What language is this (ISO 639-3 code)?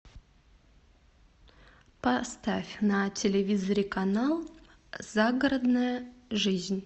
rus